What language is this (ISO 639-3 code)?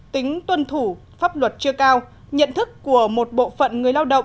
vie